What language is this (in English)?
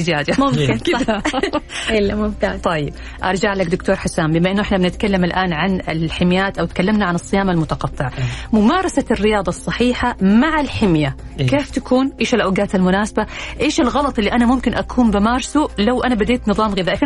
Arabic